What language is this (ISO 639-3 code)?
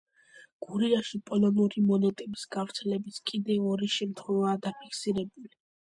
kat